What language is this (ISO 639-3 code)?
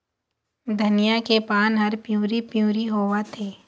hne